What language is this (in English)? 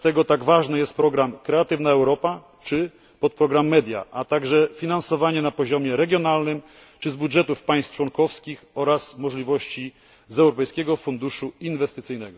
Polish